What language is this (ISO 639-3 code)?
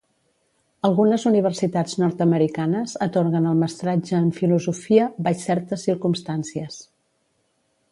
cat